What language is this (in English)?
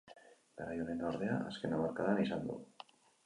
Basque